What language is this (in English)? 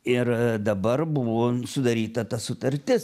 Lithuanian